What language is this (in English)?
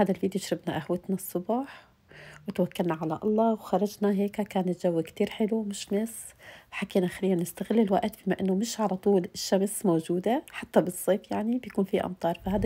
Arabic